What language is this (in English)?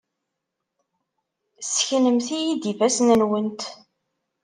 Kabyle